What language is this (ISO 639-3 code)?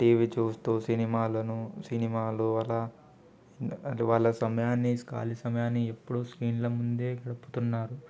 tel